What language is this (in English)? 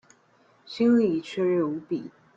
Chinese